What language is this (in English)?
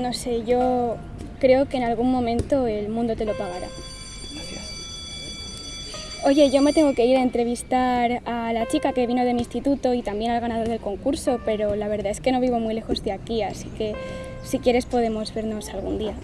Spanish